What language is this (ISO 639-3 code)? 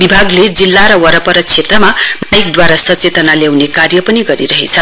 nep